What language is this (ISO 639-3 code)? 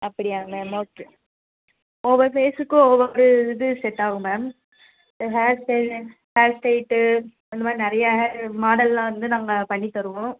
tam